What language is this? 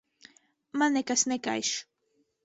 Latvian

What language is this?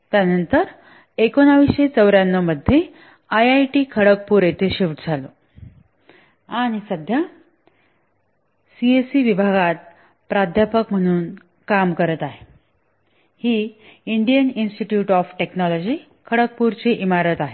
Marathi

